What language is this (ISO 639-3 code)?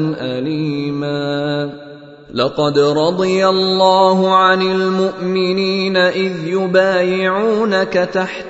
ara